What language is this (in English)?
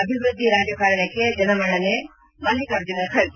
Kannada